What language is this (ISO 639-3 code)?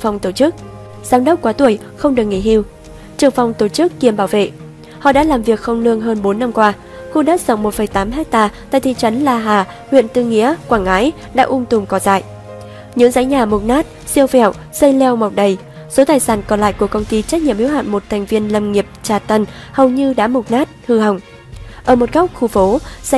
vie